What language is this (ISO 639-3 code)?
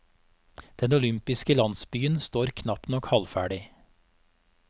nor